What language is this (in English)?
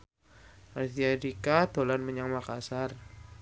Javanese